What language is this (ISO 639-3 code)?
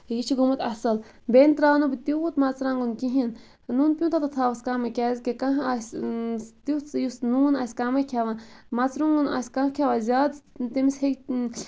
kas